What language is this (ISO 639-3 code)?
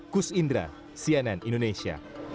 ind